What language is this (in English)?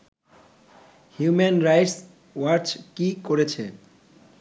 Bangla